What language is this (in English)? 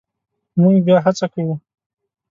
Pashto